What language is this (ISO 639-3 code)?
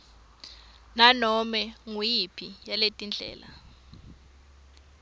ssw